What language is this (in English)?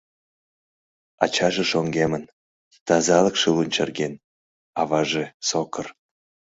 Mari